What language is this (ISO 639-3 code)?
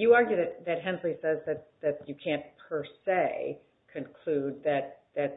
eng